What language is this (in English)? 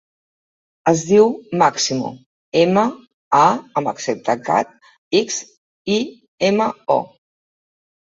Catalan